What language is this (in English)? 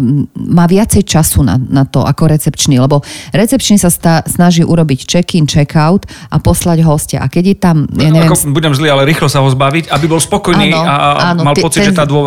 Slovak